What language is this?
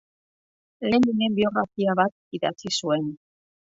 Basque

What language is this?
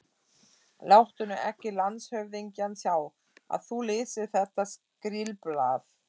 Icelandic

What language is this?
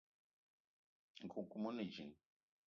Eton (Cameroon)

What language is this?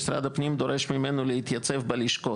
Hebrew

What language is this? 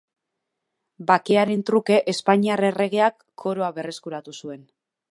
Basque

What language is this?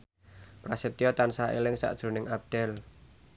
Javanese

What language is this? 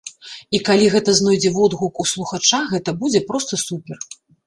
Belarusian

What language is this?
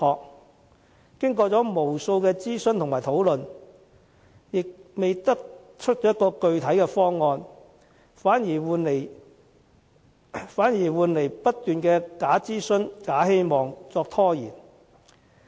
Cantonese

